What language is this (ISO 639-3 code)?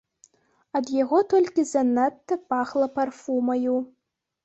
bel